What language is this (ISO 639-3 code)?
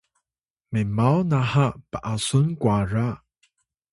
tay